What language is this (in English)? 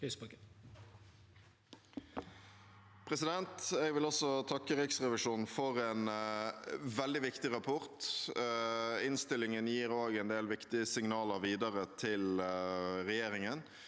Norwegian